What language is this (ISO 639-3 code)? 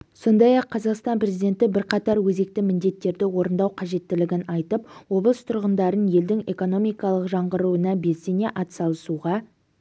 kaz